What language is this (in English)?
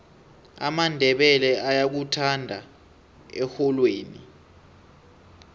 South Ndebele